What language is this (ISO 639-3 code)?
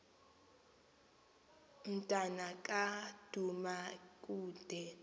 xho